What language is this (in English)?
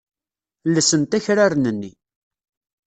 Kabyle